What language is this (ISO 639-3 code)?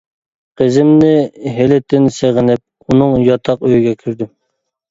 uig